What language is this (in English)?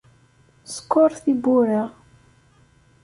Kabyle